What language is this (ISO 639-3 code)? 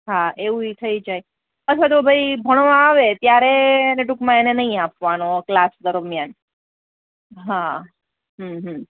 guj